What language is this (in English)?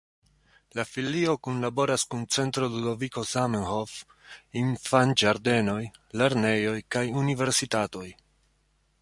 Esperanto